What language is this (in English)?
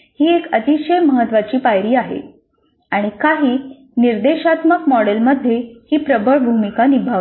Marathi